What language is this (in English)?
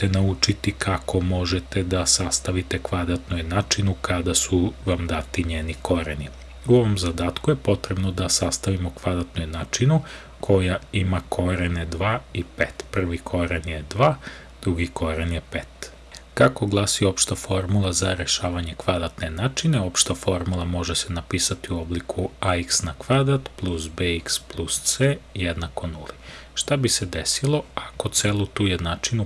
Serbian